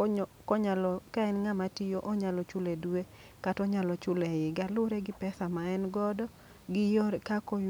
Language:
Luo (Kenya and Tanzania)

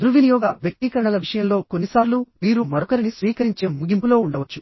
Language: Telugu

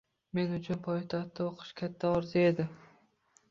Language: Uzbek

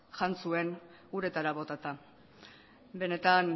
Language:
Basque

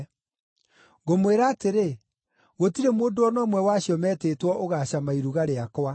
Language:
Kikuyu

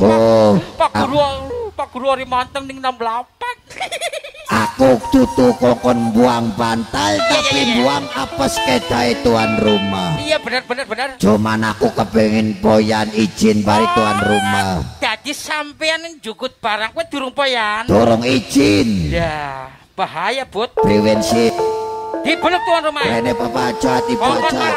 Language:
Indonesian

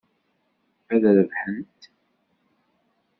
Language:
Kabyle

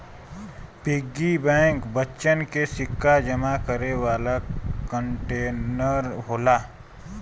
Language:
Bhojpuri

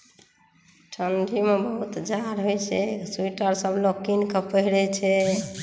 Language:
Maithili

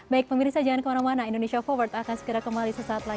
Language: Indonesian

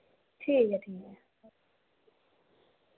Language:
Dogri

